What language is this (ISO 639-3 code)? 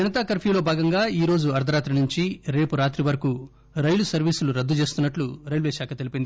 tel